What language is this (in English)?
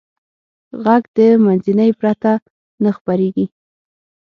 Pashto